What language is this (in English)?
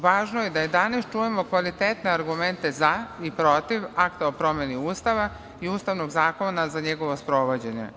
Serbian